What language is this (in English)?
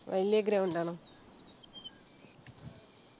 Malayalam